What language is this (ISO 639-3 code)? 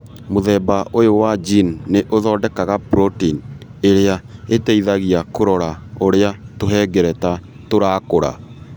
kik